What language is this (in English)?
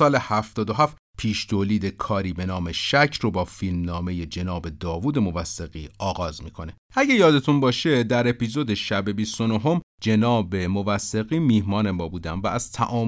Persian